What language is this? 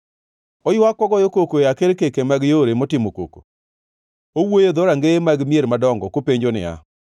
Luo (Kenya and Tanzania)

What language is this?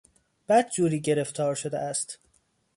Persian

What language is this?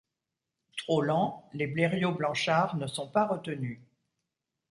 French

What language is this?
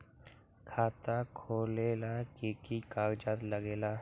Magahi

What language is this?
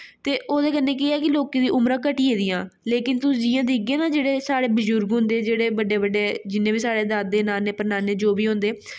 Dogri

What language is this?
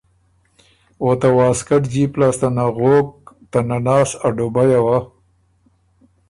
Ormuri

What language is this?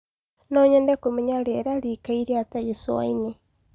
Kikuyu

